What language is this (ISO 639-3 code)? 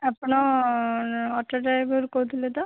ori